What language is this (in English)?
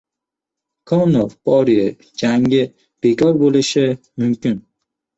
Uzbek